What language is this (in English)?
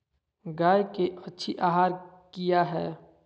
Magahi